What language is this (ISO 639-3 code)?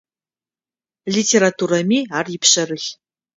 ady